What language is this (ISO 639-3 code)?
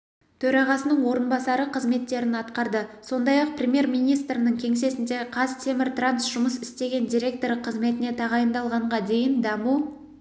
kaz